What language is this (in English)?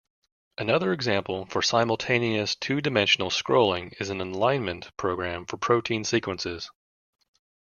English